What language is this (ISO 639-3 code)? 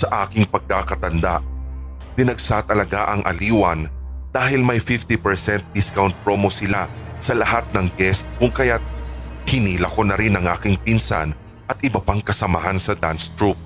fil